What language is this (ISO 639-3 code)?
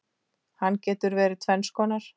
isl